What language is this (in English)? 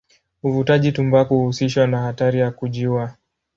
Swahili